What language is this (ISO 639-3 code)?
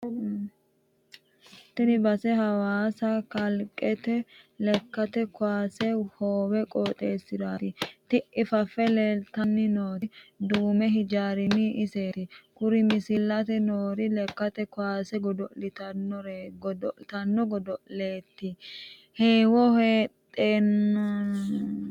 sid